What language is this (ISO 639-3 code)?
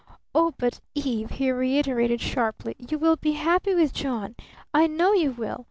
eng